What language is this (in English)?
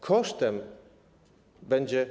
Polish